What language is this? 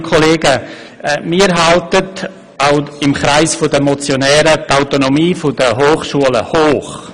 Swiss German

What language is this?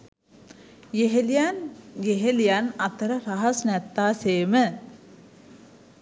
Sinhala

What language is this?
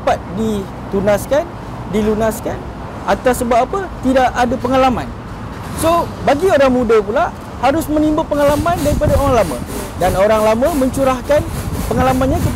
Malay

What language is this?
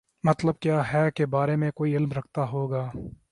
Urdu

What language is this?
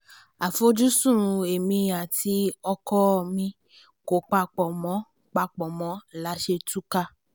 Yoruba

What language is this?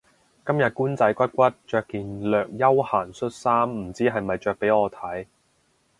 Cantonese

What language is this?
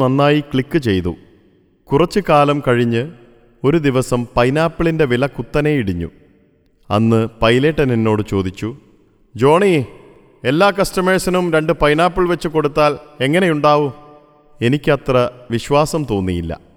Malayalam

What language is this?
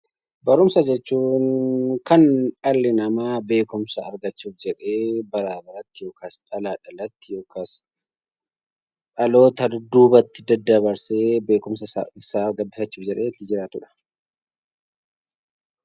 Oromo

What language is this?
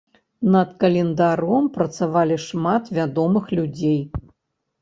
Belarusian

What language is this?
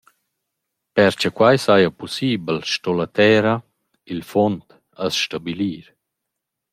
Romansh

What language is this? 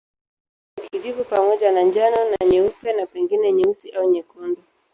Swahili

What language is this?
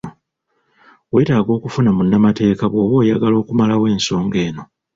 Ganda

